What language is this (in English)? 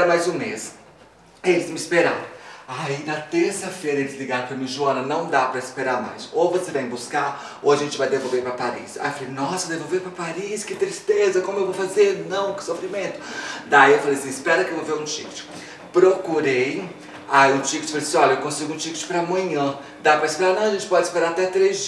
Portuguese